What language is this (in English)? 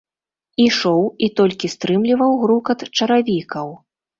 Belarusian